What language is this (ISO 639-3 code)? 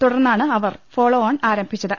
mal